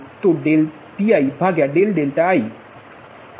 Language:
Gujarati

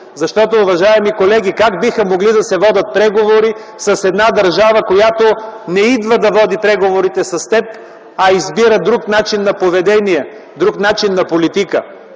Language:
Bulgarian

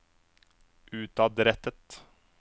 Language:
Norwegian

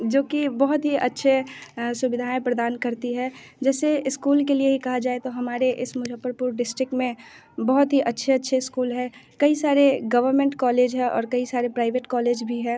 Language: Hindi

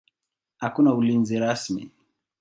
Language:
Swahili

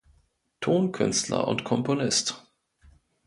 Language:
German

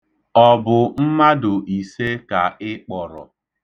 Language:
Igbo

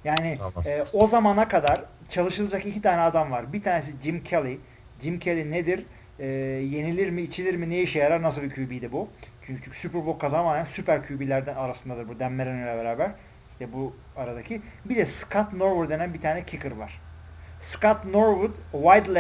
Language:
Turkish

